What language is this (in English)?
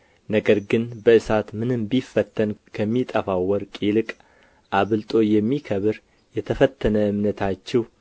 Amharic